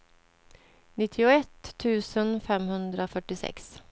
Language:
Swedish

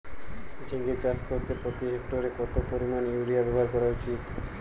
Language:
Bangla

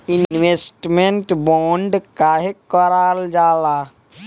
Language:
Bhojpuri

